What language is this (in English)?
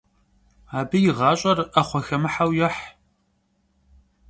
Kabardian